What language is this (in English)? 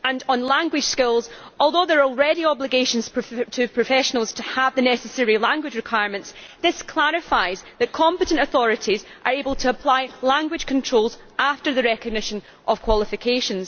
English